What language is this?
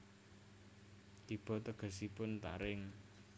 Javanese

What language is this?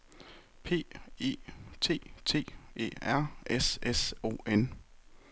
Danish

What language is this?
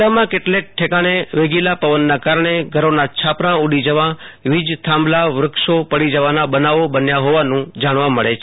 Gujarati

